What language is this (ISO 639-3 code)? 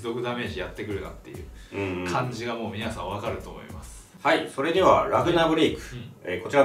jpn